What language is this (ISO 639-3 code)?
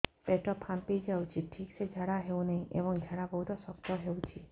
ori